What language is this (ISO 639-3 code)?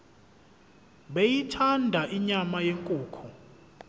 zul